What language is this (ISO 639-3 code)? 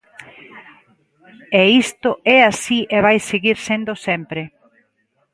glg